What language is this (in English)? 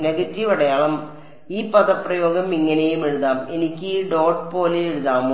Malayalam